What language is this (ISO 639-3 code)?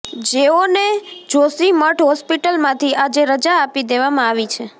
guj